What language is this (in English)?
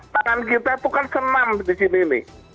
Indonesian